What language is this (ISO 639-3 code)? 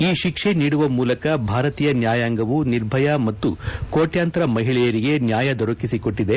kan